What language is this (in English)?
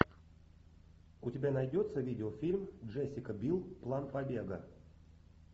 Russian